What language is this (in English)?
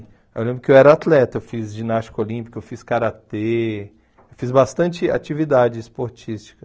Portuguese